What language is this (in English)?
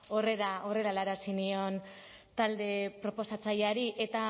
Basque